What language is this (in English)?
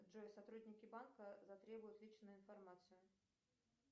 Russian